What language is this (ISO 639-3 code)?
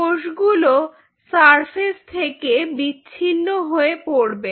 ben